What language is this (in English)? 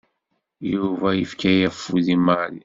Kabyle